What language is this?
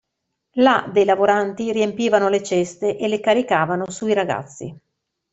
Italian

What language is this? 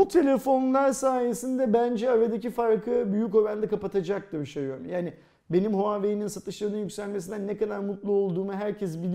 Turkish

